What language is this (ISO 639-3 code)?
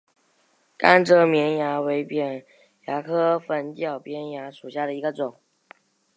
zho